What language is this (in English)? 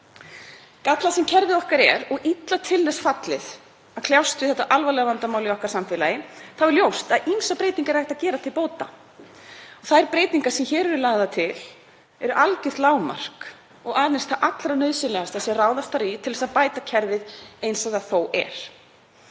Icelandic